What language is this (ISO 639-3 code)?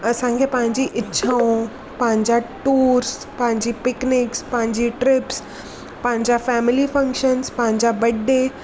snd